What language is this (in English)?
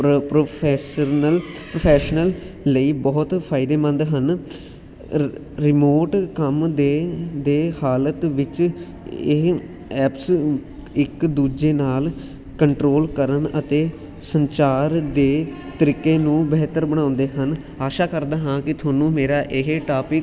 Punjabi